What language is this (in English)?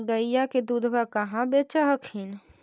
Magahi